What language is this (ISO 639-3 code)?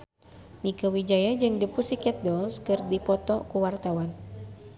sun